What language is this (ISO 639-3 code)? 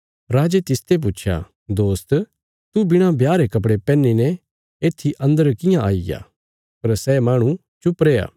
kfs